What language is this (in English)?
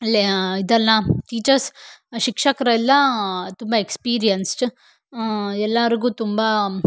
Kannada